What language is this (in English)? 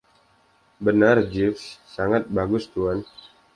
Indonesian